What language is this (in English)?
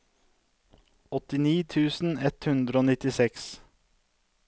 Norwegian